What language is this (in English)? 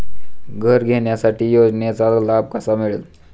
Marathi